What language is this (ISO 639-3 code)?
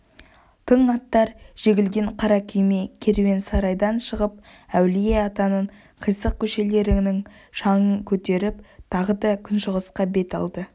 kaz